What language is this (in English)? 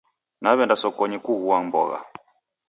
Taita